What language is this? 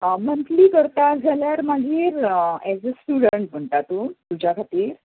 Konkani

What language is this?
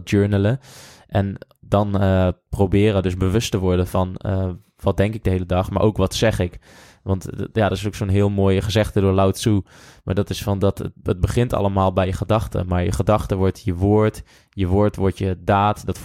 Dutch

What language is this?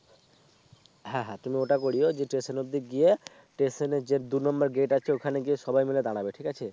Bangla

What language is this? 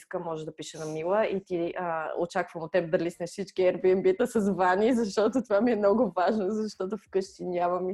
Bulgarian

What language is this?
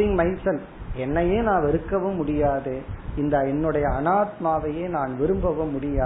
Tamil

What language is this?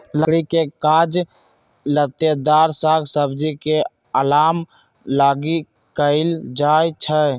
Magahi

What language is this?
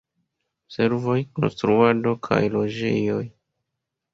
Esperanto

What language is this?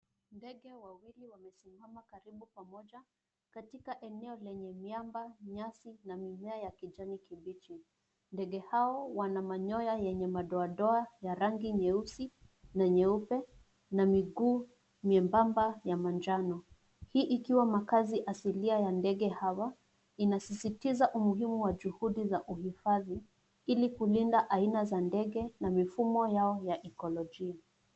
Swahili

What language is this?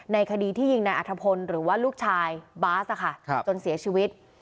Thai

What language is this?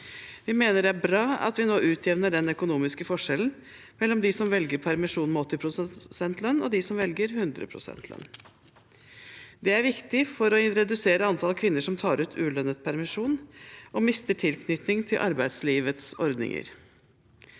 Norwegian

